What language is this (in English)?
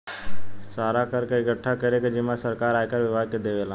Bhojpuri